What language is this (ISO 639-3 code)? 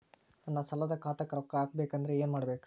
kan